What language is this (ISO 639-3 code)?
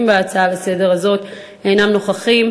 heb